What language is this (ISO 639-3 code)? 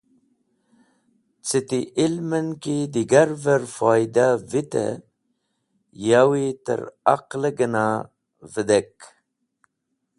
wbl